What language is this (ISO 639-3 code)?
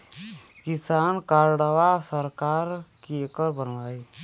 bho